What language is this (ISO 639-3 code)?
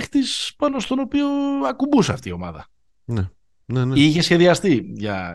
ell